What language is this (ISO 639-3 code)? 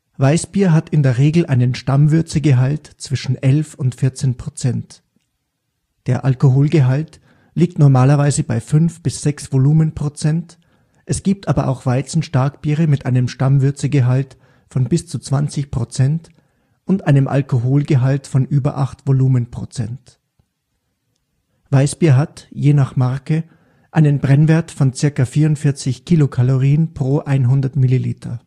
deu